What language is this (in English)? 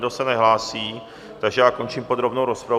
Czech